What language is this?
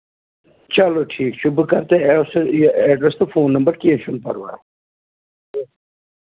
Kashmiri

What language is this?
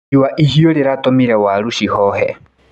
Kikuyu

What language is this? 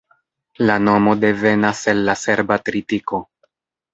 Esperanto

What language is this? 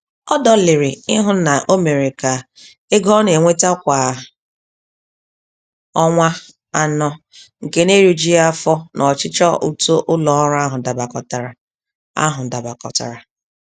Igbo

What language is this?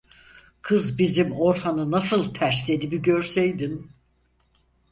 Turkish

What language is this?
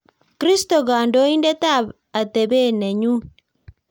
Kalenjin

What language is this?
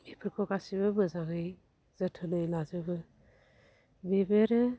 Bodo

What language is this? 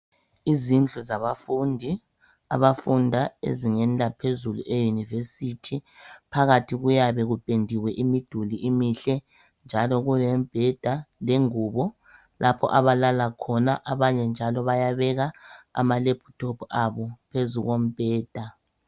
North Ndebele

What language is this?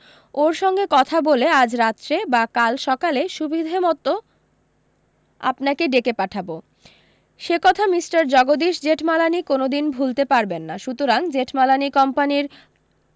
Bangla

